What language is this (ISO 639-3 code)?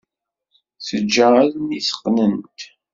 kab